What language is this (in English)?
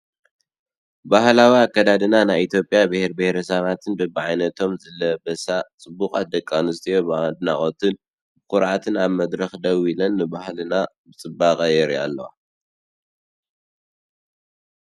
Tigrinya